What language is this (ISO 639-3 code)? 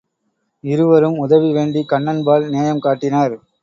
tam